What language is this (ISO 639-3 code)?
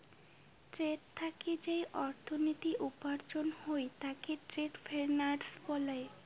ben